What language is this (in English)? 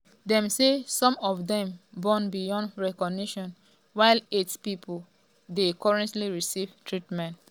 Nigerian Pidgin